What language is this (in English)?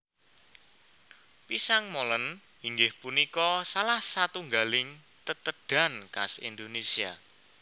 Javanese